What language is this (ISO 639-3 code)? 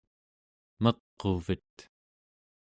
esu